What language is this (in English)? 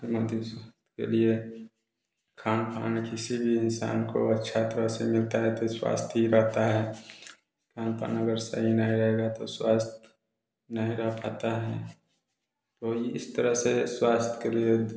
Hindi